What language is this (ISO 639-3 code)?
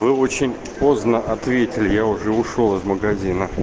rus